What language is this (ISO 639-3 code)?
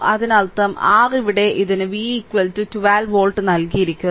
mal